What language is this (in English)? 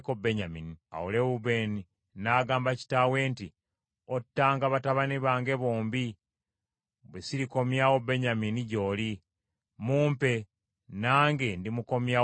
Ganda